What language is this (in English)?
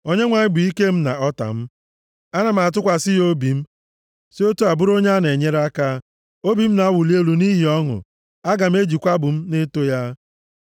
Igbo